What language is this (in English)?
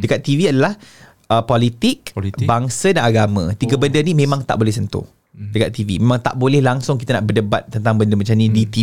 Malay